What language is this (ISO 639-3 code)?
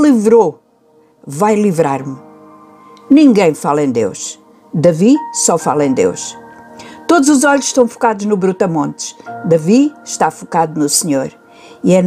por